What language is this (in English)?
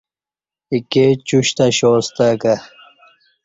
Kati